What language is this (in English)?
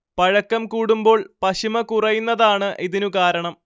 Malayalam